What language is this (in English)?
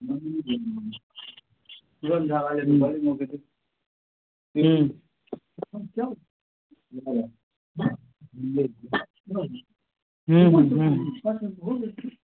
Maithili